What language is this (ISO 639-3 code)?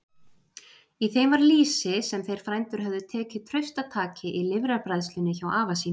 isl